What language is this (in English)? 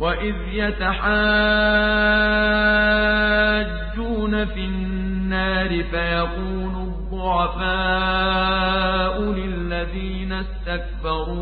Arabic